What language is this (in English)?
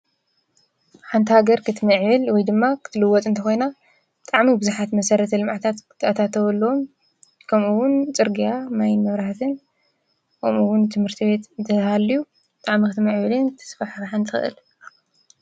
Tigrinya